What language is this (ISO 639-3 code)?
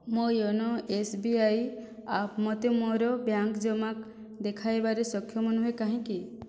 ori